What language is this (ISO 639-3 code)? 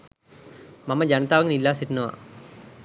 sin